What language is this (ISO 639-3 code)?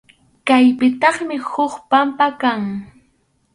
qxu